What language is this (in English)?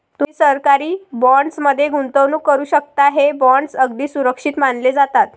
Marathi